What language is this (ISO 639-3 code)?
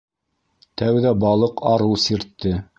bak